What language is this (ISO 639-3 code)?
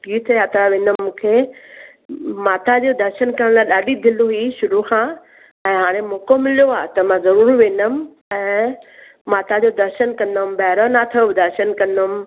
snd